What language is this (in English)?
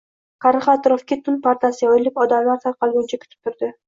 Uzbek